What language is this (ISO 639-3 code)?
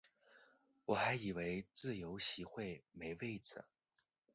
zho